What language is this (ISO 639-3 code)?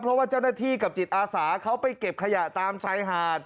tha